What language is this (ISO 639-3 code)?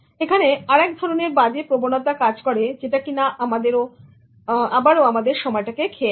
ben